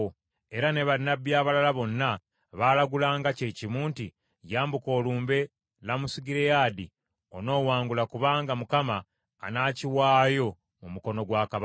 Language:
Ganda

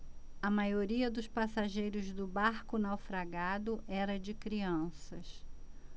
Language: Portuguese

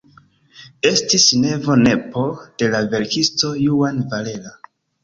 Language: Esperanto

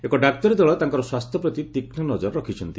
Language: Odia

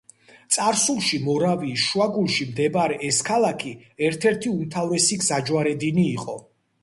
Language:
Georgian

